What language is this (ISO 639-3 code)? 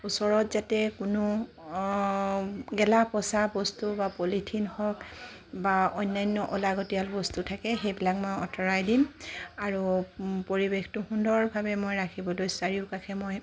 asm